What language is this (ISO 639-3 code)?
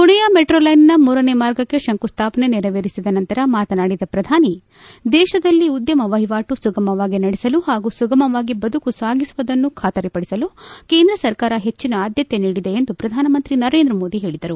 kan